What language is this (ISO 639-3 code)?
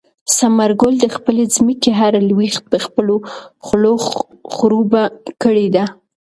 pus